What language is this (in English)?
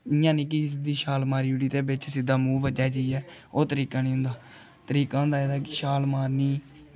Dogri